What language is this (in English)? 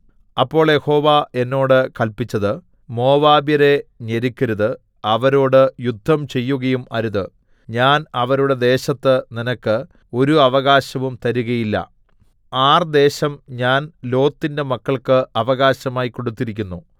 Malayalam